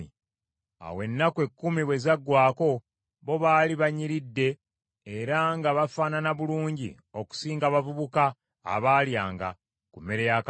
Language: Ganda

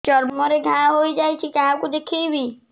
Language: Odia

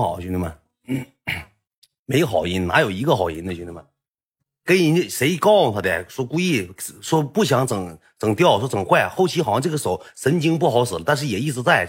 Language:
Chinese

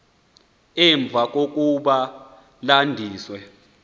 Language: Xhosa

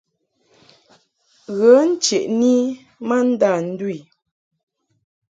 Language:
Mungaka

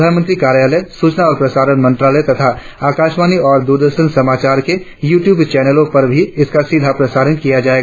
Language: Hindi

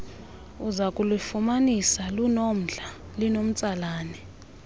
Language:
Xhosa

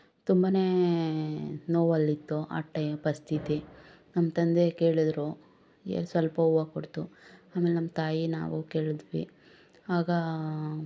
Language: Kannada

